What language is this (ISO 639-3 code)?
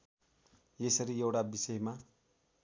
nep